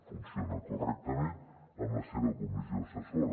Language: Catalan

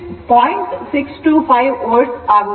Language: Kannada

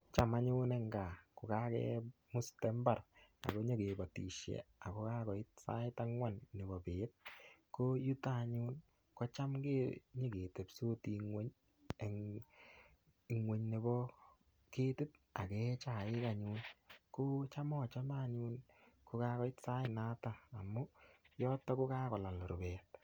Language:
Kalenjin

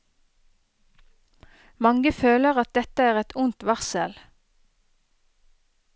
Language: Norwegian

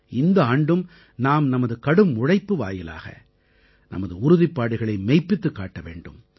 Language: Tamil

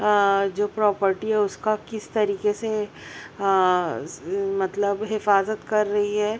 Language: Urdu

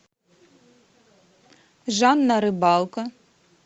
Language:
Russian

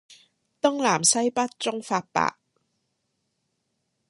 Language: Cantonese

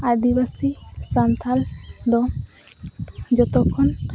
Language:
Santali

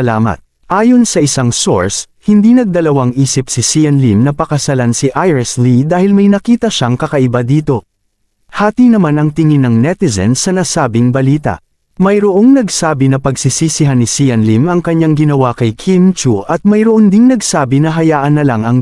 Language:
Filipino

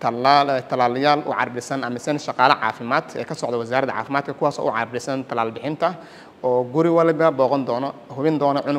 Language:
Arabic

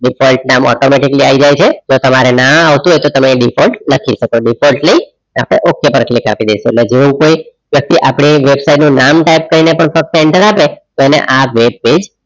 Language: Gujarati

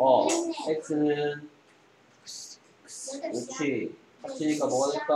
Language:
Korean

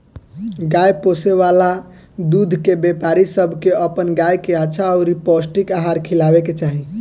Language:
Bhojpuri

